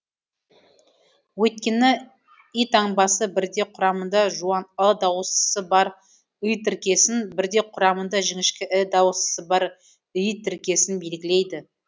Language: Kazakh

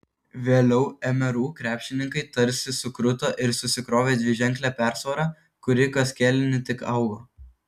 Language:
Lithuanian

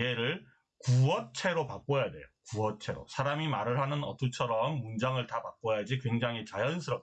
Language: Korean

